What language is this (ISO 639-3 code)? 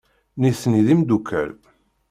kab